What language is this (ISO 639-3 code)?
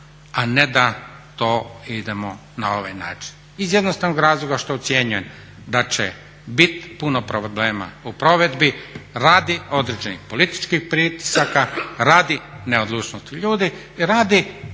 hrv